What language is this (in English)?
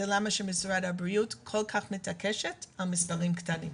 Hebrew